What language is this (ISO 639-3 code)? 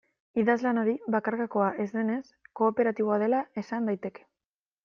eus